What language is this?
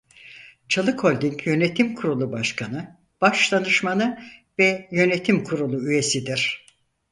Turkish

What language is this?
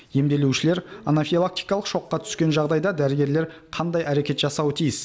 Kazakh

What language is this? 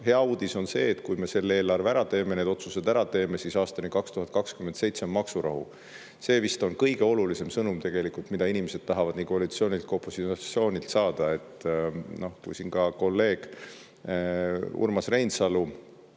Estonian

